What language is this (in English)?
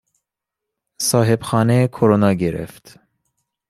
Persian